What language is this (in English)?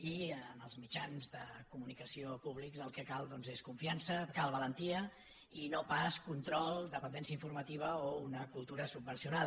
Catalan